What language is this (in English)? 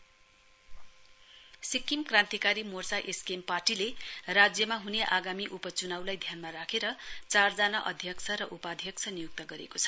Nepali